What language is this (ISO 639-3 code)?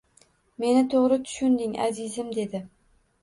uzb